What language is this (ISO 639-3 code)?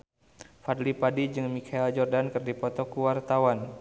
sun